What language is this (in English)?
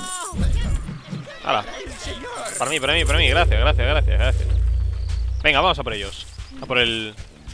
Spanish